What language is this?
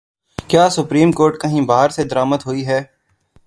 Urdu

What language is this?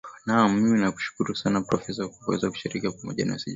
Swahili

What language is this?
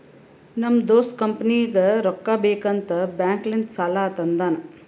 Kannada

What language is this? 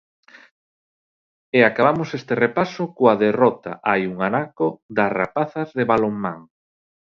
Galician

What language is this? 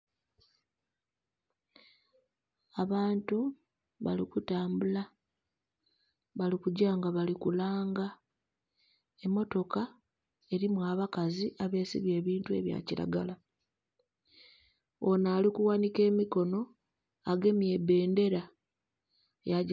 Soga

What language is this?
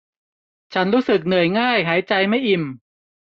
Thai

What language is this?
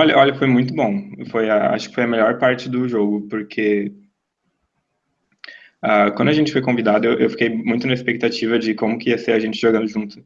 Portuguese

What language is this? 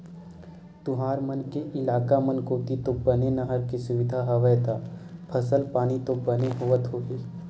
Chhattisgarhi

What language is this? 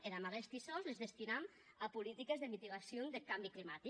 Catalan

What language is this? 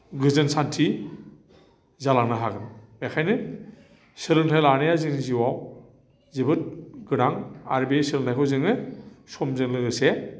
Bodo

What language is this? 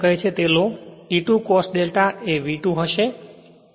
Gujarati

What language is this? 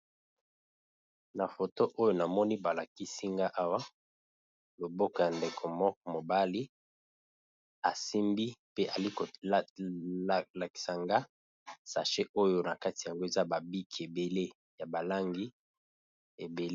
Lingala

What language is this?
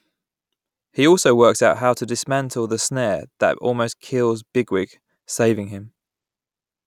English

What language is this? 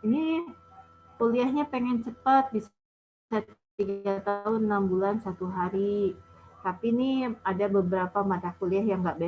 Indonesian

